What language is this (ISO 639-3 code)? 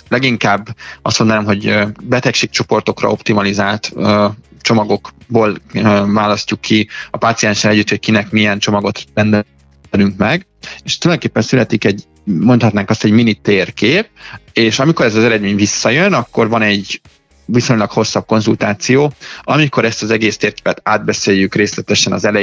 hun